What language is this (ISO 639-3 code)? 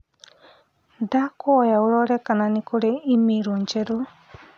kik